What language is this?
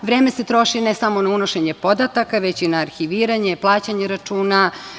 Serbian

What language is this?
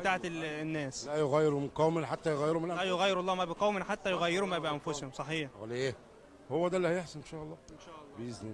Arabic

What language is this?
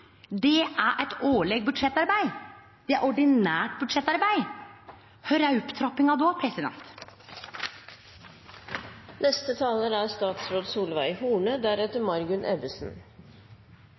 Norwegian Nynorsk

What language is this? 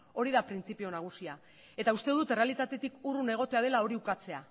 Basque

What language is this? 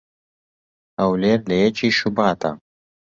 Central Kurdish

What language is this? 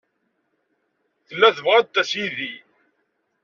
Kabyle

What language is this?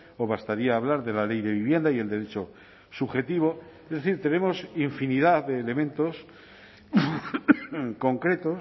Spanish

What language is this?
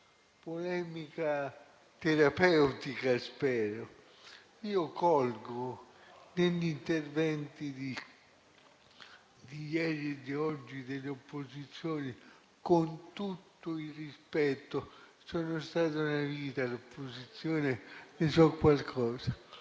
Italian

